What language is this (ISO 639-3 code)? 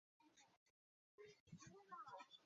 zho